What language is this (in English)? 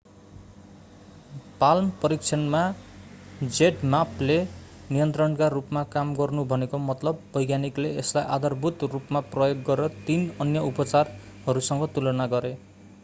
Nepali